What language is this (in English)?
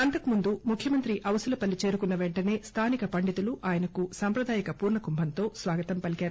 Telugu